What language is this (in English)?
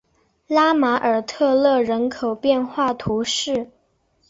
Chinese